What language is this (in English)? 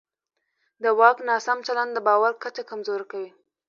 Pashto